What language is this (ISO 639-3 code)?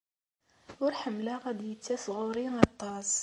kab